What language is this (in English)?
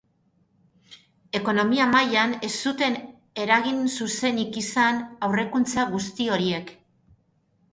Basque